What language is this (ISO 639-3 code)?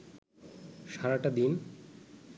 ben